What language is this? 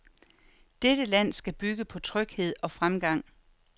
Danish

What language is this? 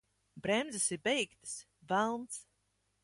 Latvian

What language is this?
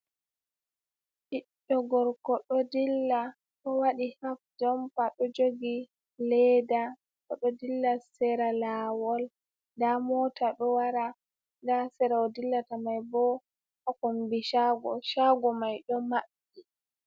Fula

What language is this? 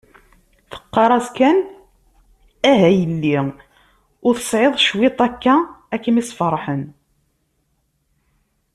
Kabyle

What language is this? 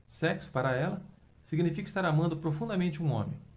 Portuguese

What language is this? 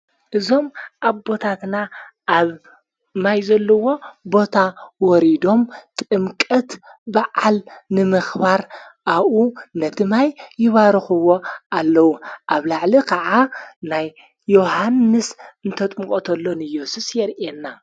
Tigrinya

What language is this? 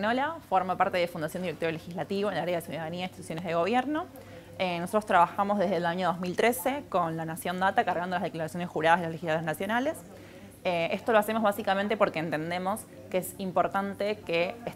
Spanish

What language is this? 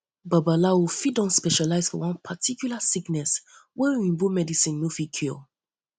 Nigerian Pidgin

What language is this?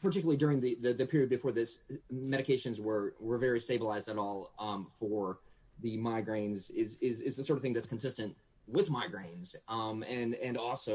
English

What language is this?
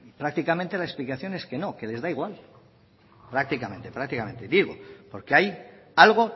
Spanish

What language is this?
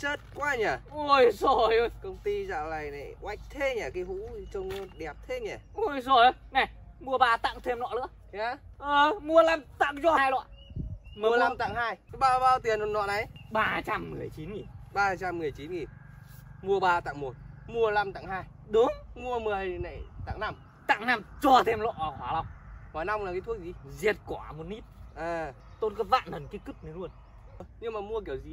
Vietnamese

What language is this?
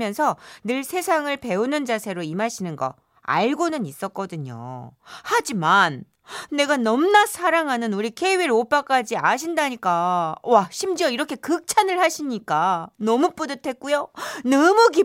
Korean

